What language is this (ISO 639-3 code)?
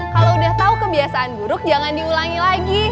ind